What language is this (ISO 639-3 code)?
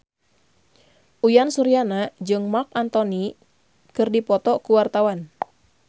sun